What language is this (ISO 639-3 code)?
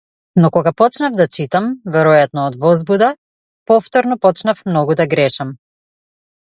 mkd